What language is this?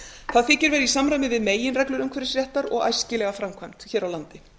Icelandic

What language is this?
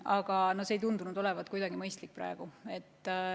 Estonian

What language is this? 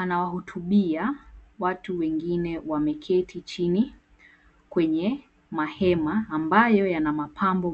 Swahili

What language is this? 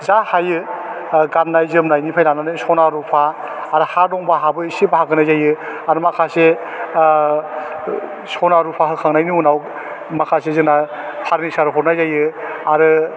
Bodo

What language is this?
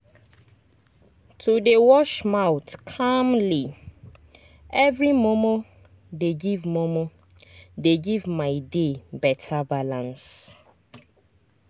Nigerian Pidgin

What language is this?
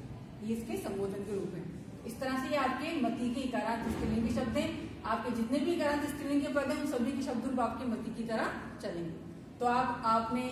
Hindi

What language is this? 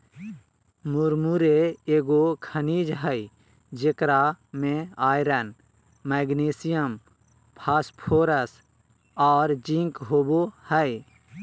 Magahi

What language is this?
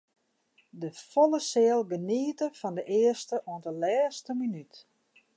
Western Frisian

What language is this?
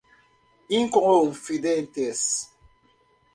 Portuguese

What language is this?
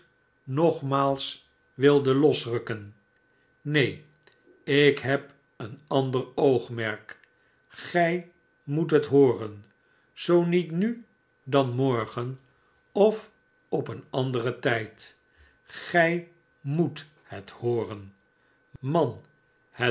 Dutch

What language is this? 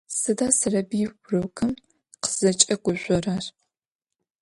Adyghe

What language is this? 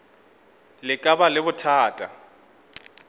Northern Sotho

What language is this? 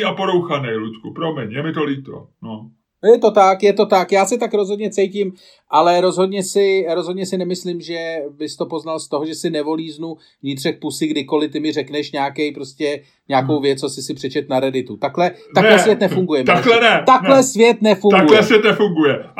Czech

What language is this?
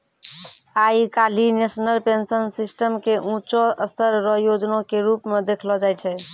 Maithili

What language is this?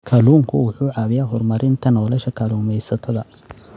Somali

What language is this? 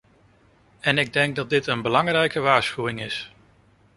Dutch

